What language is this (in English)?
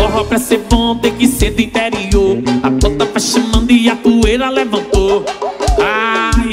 Portuguese